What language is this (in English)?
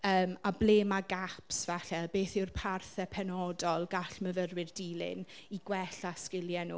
Welsh